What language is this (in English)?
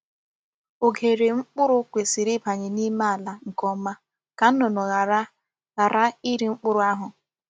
Igbo